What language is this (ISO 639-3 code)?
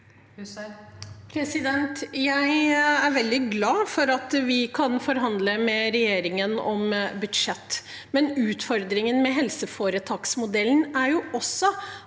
nor